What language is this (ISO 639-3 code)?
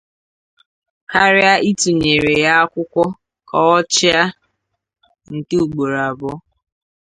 ibo